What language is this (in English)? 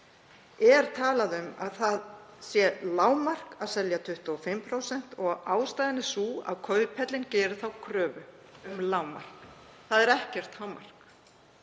Icelandic